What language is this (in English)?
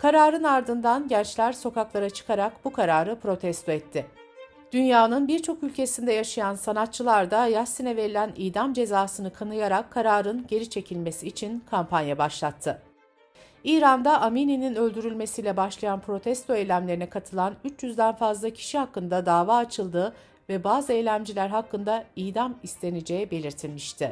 Turkish